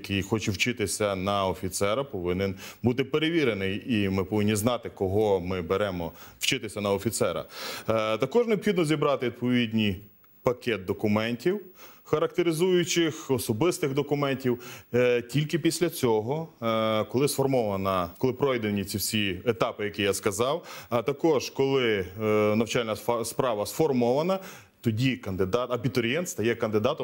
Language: Ukrainian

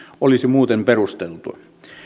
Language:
Finnish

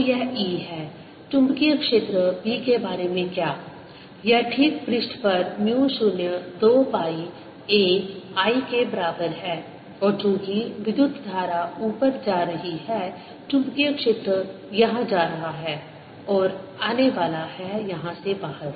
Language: Hindi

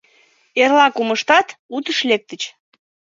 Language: Mari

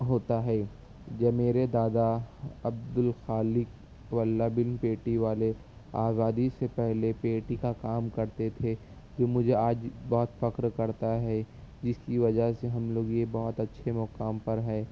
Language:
Urdu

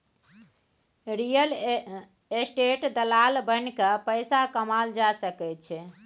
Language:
Maithili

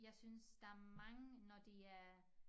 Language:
Danish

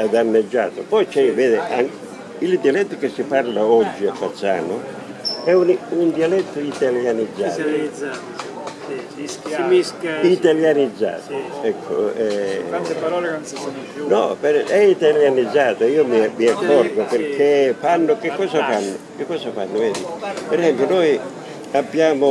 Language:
Italian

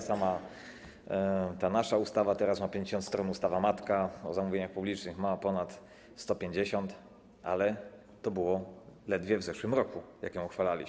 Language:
Polish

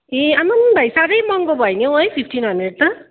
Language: Nepali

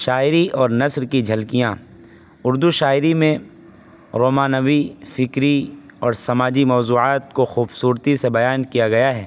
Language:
Urdu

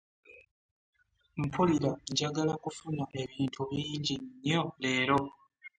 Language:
Ganda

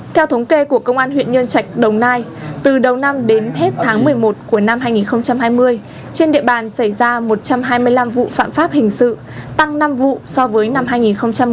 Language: Vietnamese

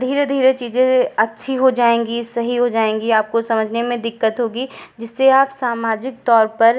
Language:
Hindi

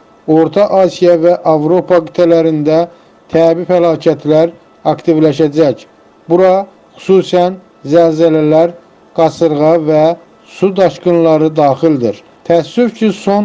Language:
Turkish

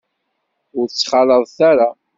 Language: Kabyle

